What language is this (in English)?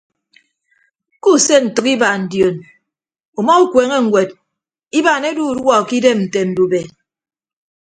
Ibibio